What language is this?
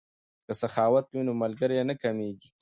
Pashto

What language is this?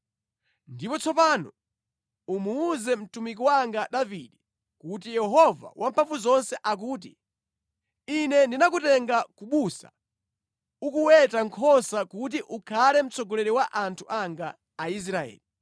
Nyanja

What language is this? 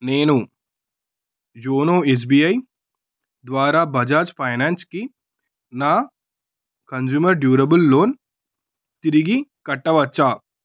Telugu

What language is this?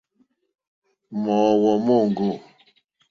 Mokpwe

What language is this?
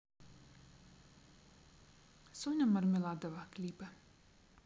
Russian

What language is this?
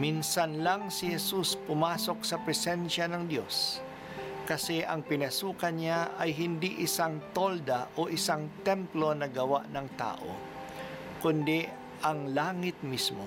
Filipino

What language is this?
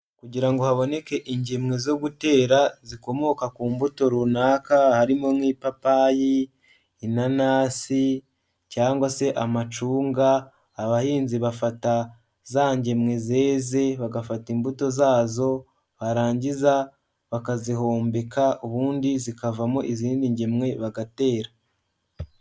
Kinyarwanda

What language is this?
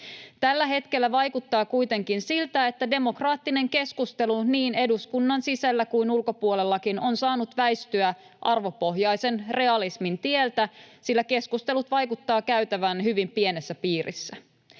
Finnish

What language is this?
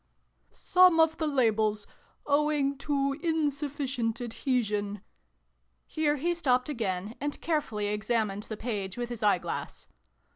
English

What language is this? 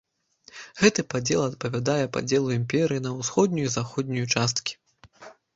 Belarusian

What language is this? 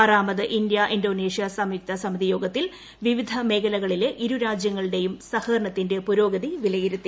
Malayalam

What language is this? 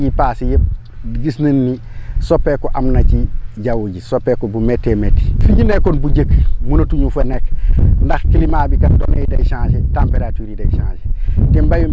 Wolof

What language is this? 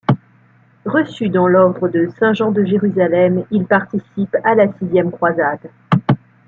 French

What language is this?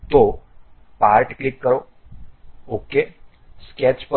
Gujarati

